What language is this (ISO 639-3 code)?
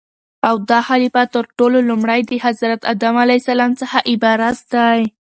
pus